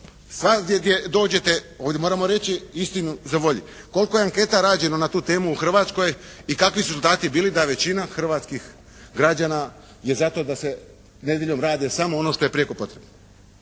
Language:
Croatian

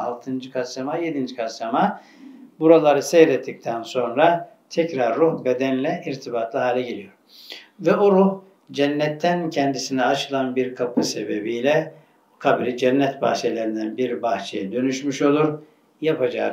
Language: Turkish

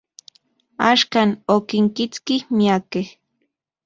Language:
Central Puebla Nahuatl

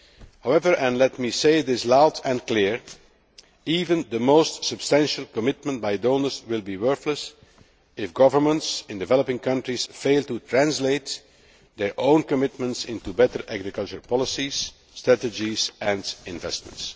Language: English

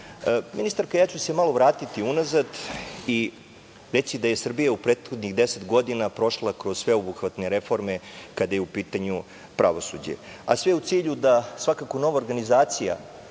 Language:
Serbian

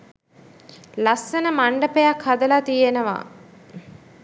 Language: Sinhala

